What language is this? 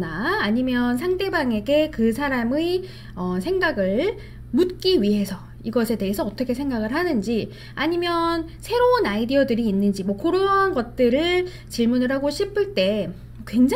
Korean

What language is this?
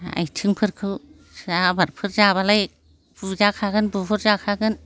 Bodo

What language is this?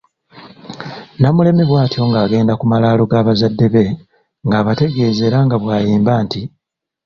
Ganda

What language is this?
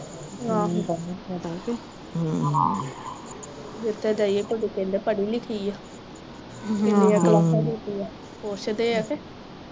Punjabi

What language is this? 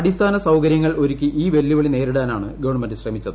Malayalam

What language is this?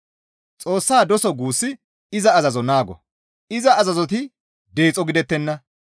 Gamo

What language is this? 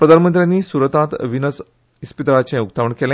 Konkani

